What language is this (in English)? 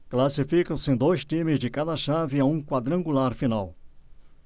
Portuguese